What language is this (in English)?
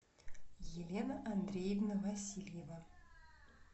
Russian